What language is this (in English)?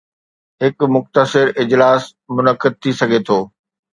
Sindhi